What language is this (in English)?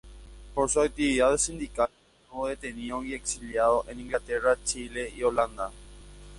Spanish